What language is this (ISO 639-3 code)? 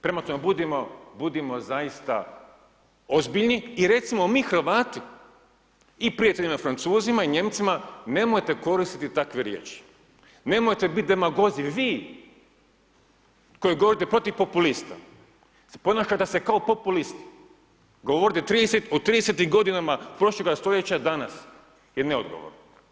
hrv